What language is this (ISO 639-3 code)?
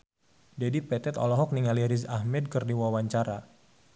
sun